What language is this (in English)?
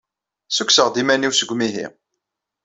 Kabyle